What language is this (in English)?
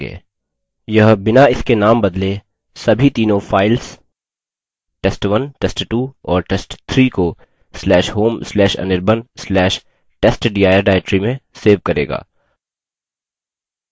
Hindi